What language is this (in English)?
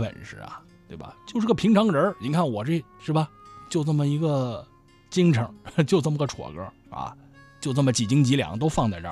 Chinese